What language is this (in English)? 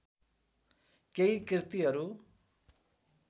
Nepali